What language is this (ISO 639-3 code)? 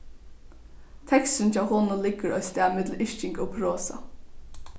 fao